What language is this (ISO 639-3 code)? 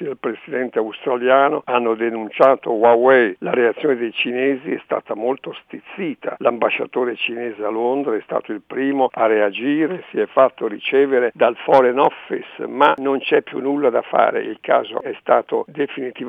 ita